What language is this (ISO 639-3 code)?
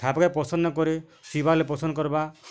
ori